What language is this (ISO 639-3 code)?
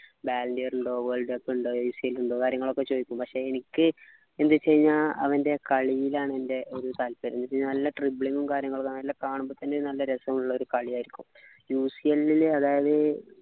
mal